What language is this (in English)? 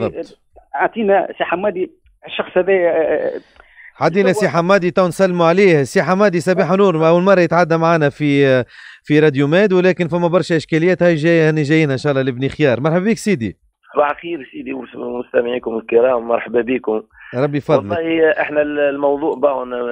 Arabic